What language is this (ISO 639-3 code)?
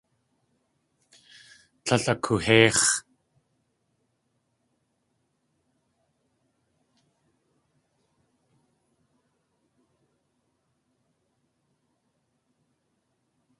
tli